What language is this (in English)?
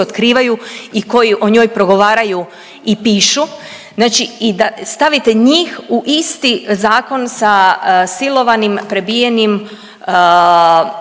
Croatian